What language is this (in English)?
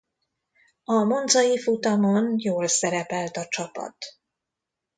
Hungarian